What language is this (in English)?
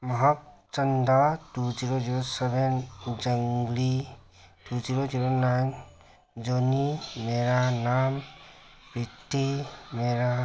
Manipuri